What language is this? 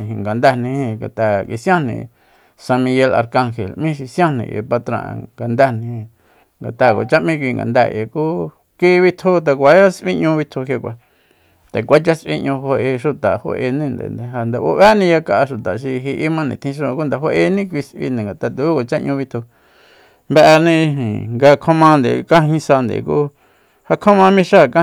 Soyaltepec Mazatec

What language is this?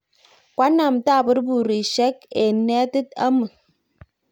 Kalenjin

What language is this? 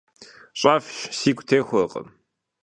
Kabardian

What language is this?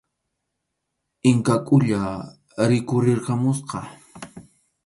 Arequipa-La Unión Quechua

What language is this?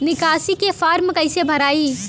Bhojpuri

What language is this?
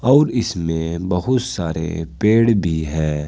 Hindi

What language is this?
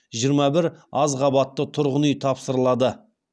Kazakh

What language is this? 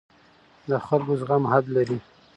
Pashto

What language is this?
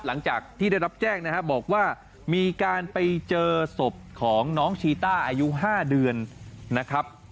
Thai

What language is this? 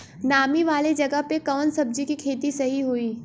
Bhojpuri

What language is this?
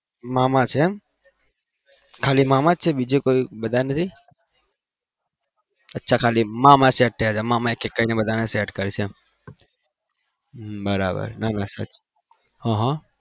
Gujarati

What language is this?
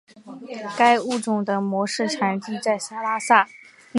Chinese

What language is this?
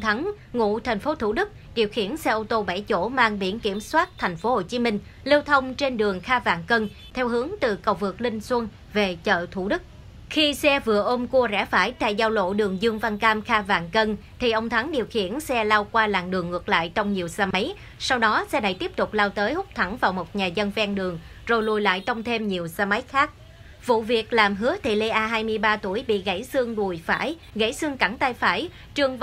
Vietnamese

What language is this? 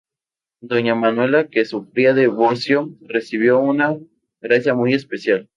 Spanish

